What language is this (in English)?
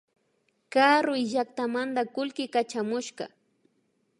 Imbabura Highland Quichua